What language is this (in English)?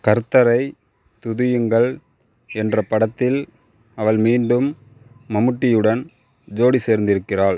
Tamil